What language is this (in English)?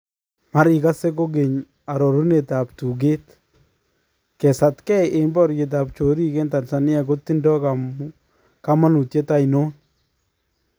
Kalenjin